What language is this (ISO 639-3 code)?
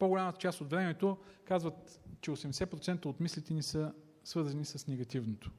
bul